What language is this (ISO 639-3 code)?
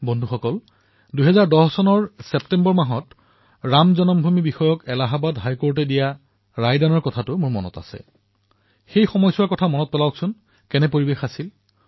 asm